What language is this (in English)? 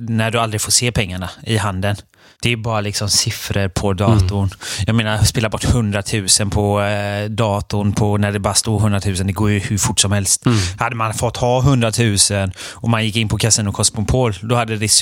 Swedish